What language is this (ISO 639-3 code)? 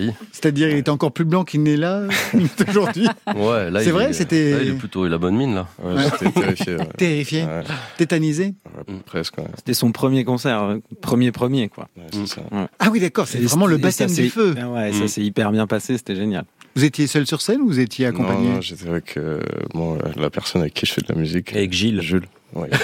fra